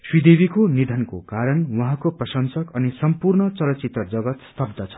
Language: Nepali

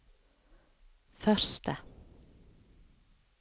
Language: Norwegian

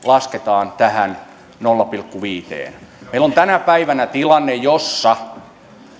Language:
Finnish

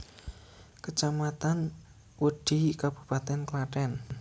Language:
Javanese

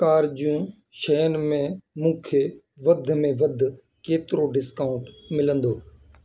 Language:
Sindhi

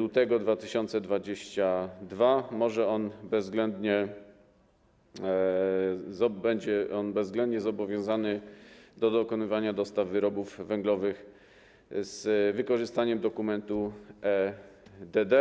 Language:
Polish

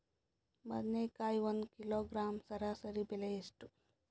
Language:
Kannada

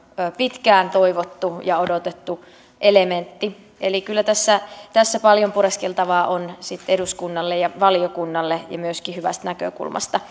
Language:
Finnish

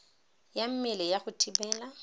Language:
Tswana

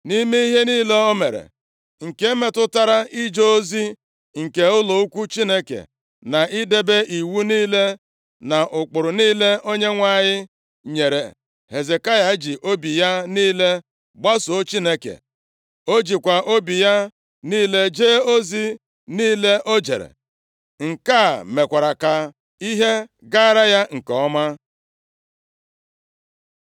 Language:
Igbo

